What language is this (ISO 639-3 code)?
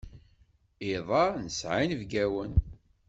kab